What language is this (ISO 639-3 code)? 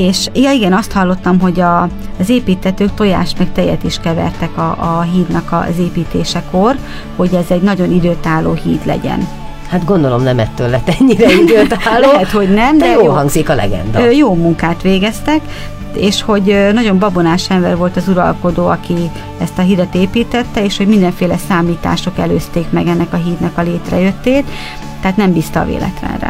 hun